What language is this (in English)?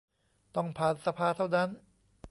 Thai